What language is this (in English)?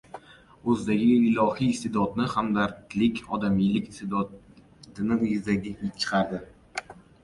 Uzbek